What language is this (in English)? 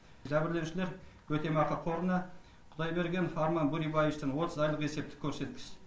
Kazakh